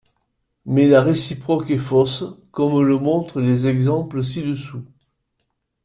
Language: French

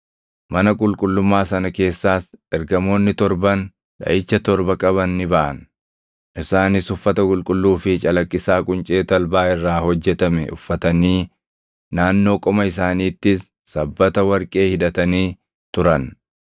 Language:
Oromo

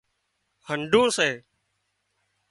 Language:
Wadiyara Koli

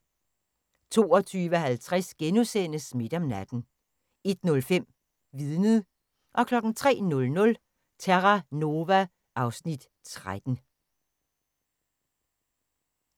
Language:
Danish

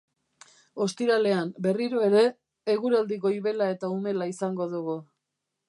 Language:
Basque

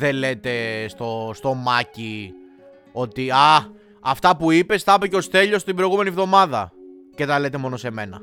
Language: Greek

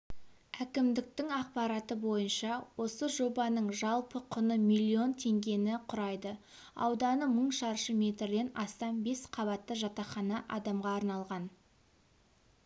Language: Kazakh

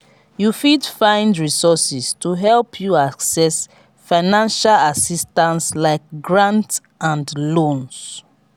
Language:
Nigerian Pidgin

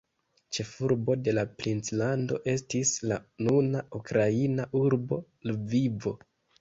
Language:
Esperanto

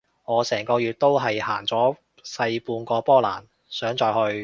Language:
Cantonese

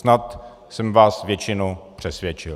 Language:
Czech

